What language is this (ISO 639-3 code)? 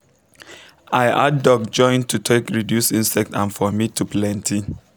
pcm